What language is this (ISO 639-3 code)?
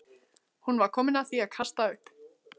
isl